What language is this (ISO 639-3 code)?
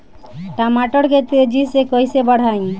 bho